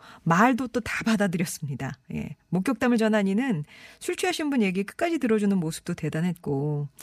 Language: Korean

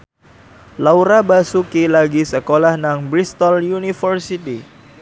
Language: Javanese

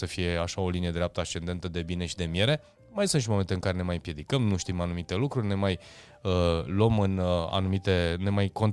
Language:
Romanian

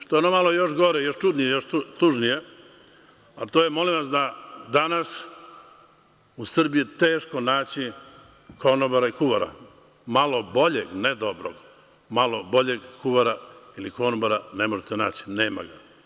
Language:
Serbian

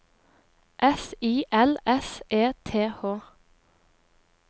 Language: Norwegian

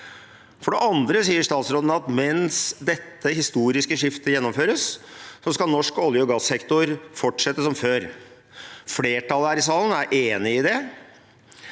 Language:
Norwegian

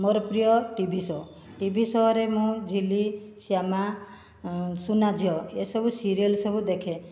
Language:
Odia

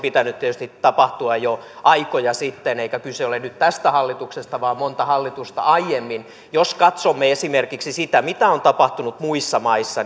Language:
Finnish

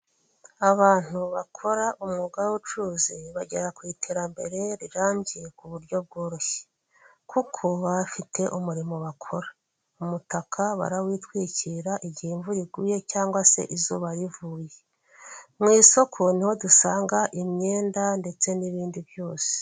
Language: Kinyarwanda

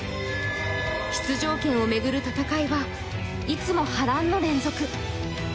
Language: Japanese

